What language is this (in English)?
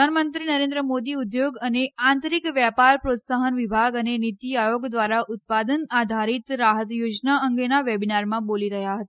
Gujarati